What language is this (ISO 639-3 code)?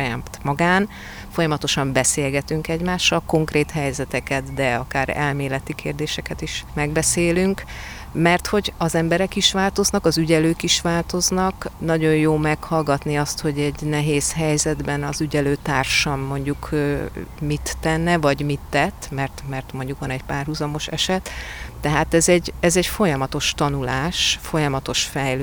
hun